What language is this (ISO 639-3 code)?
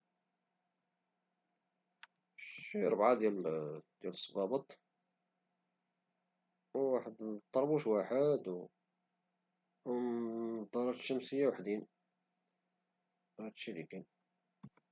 ary